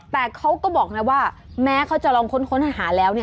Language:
Thai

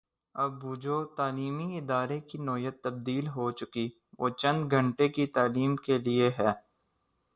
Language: Urdu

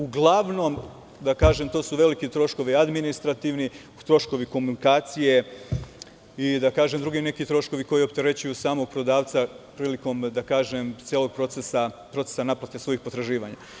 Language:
Serbian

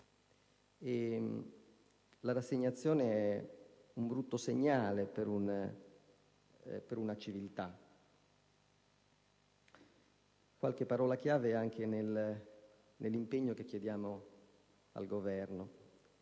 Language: Italian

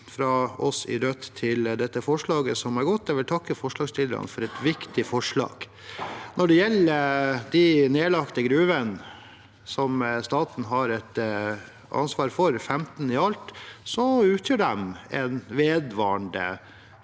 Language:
Norwegian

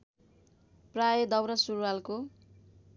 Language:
Nepali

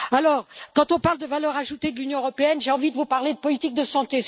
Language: French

